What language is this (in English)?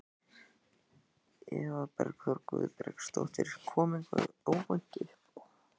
Icelandic